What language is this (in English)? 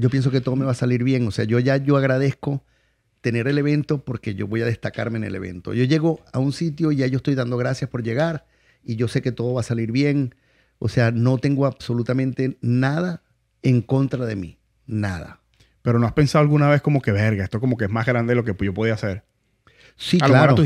Spanish